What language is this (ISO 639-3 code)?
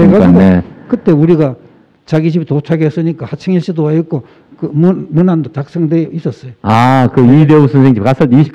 kor